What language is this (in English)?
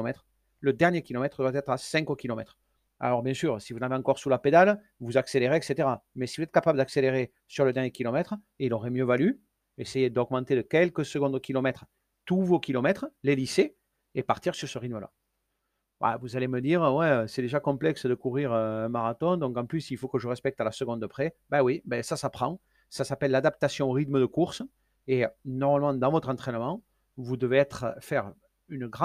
French